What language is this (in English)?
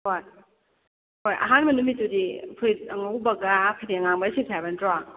Manipuri